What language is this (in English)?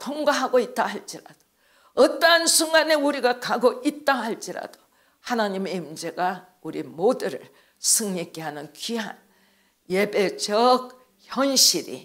Korean